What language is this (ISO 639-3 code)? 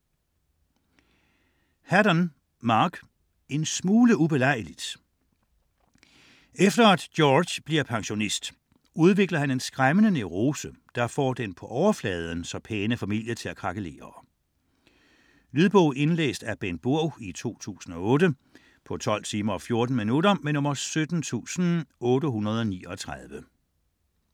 dan